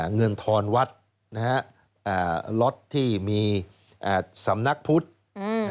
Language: Thai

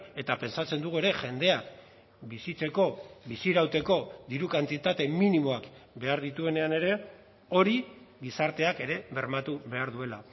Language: Basque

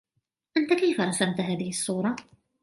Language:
Arabic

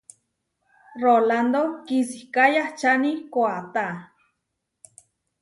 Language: Huarijio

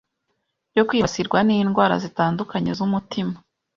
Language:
Kinyarwanda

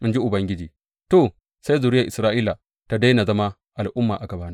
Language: Hausa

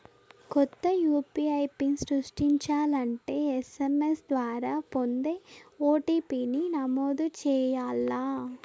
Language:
Telugu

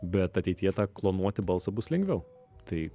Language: Lithuanian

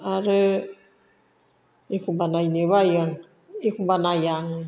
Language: Bodo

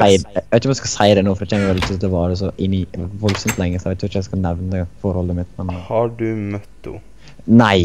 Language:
Norwegian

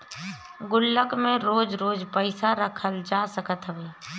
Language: Bhojpuri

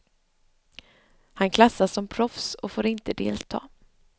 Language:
Swedish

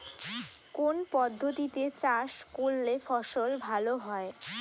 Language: Bangla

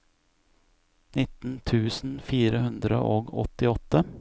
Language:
Norwegian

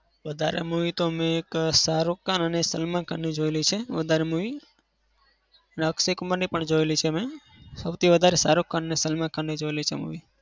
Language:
Gujarati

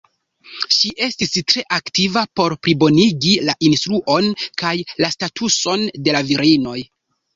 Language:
Esperanto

